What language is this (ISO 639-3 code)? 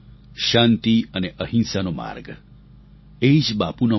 guj